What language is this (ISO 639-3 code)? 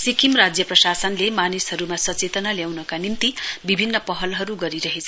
nep